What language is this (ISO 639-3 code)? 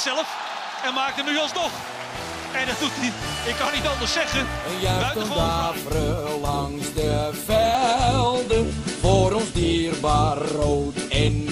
nld